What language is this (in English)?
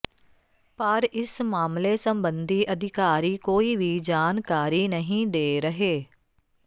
Punjabi